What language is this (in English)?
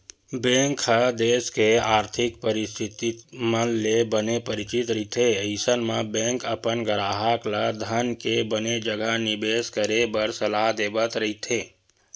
Chhattisgarhi